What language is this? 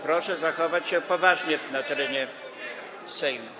Polish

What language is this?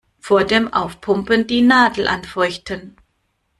German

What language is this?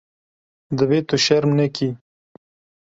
Kurdish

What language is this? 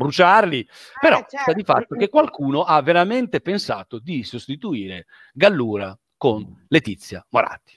Italian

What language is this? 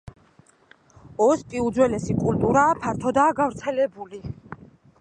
Georgian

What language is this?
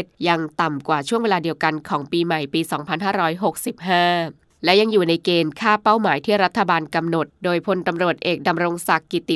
Thai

